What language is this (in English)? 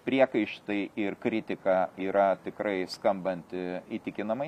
Lithuanian